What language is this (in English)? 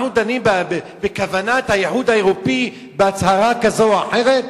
Hebrew